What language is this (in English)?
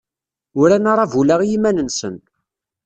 Kabyle